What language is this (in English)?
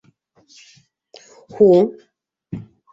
Bashkir